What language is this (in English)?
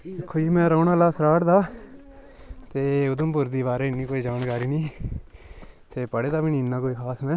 Dogri